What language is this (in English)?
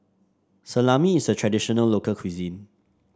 English